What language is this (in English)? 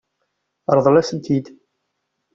Kabyle